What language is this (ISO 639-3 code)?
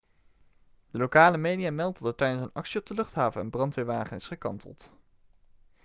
nld